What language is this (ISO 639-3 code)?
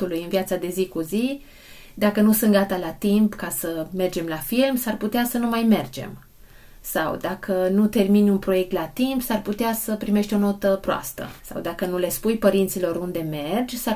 ron